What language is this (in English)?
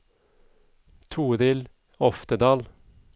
Norwegian